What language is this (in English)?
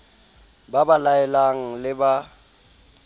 Southern Sotho